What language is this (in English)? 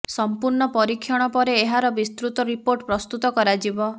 Odia